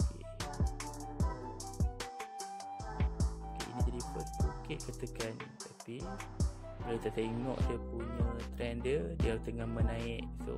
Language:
Malay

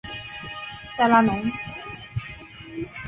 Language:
Chinese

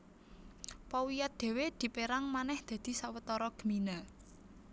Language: Javanese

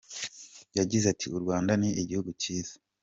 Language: Kinyarwanda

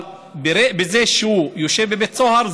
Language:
Hebrew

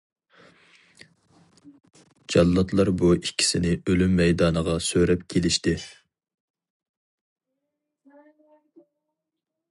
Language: Uyghur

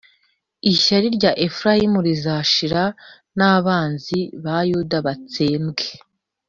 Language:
Kinyarwanda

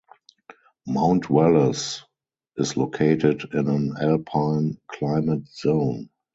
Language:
English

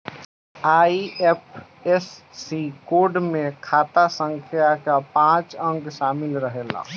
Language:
Bhojpuri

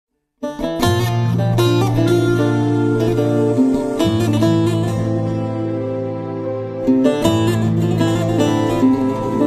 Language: Turkish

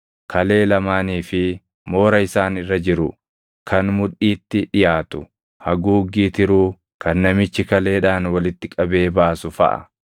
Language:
Oromo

